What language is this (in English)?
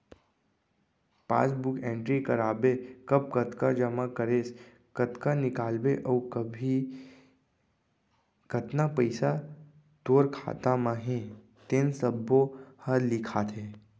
Chhattisgarhi